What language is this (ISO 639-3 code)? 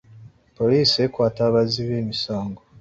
lug